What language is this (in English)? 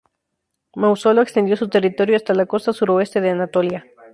Spanish